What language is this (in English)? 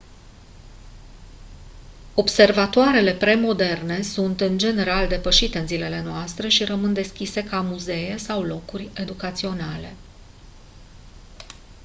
Romanian